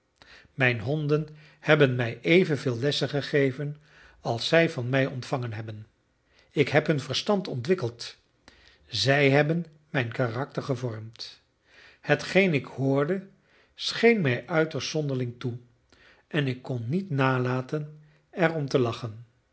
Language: Dutch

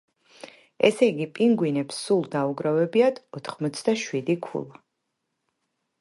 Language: Georgian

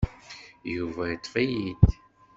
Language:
Kabyle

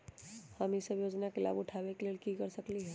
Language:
Magahi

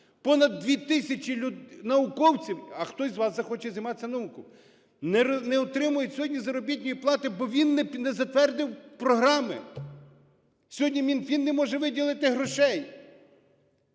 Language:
Ukrainian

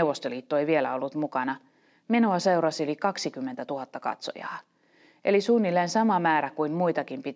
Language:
Finnish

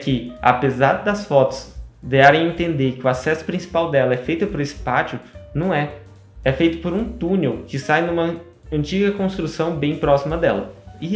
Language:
Portuguese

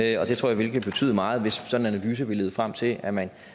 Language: Danish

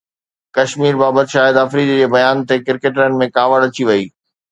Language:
Sindhi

